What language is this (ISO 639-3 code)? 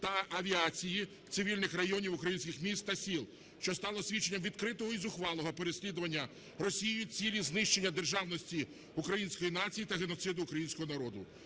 ukr